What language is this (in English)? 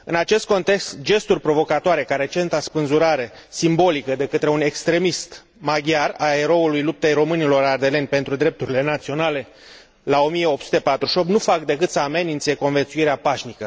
Romanian